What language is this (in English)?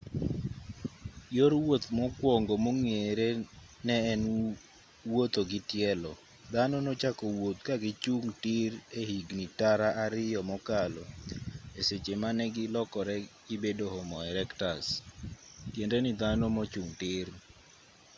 Luo (Kenya and Tanzania)